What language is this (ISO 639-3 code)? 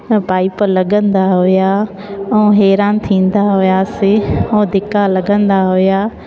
snd